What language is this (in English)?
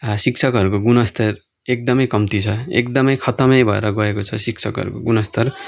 Nepali